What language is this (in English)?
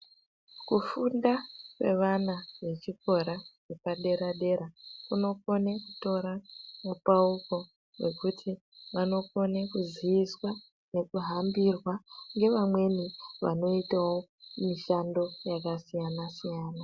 Ndau